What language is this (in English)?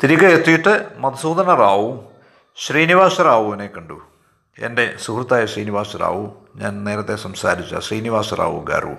Malayalam